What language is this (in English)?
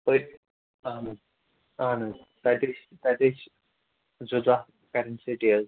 Kashmiri